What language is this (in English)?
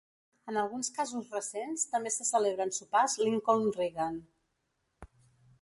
Catalan